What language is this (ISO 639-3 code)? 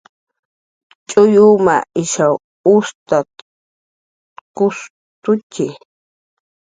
jqr